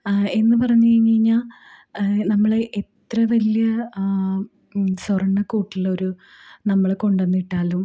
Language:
Malayalam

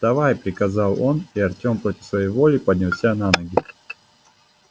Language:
Russian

